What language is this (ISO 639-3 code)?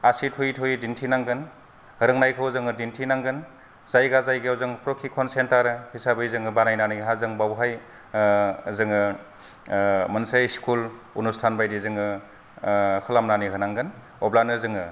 brx